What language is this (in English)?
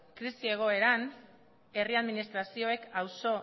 Basque